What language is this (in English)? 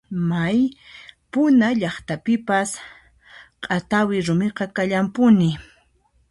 Puno Quechua